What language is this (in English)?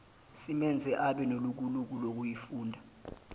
Zulu